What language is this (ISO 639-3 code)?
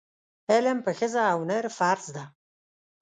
pus